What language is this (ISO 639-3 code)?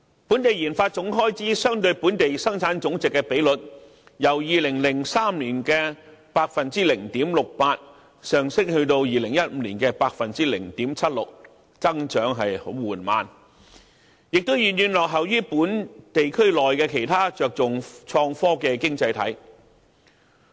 yue